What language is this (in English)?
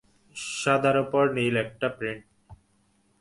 Bangla